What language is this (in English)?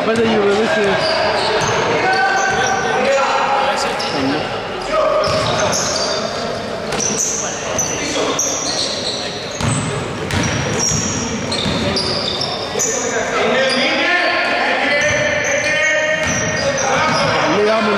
Greek